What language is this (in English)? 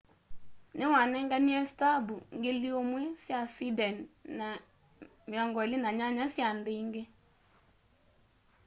Kamba